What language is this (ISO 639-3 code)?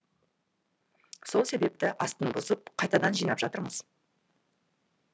kaz